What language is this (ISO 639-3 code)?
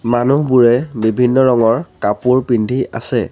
asm